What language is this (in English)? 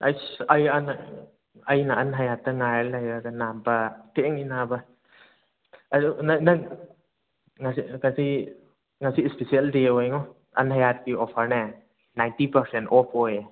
Manipuri